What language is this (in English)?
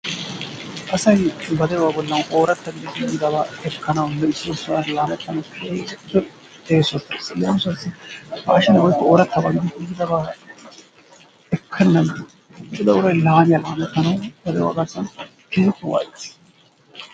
Wolaytta